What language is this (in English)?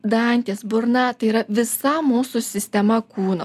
Lithuanian